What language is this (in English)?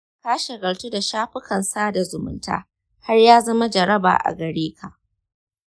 Hausa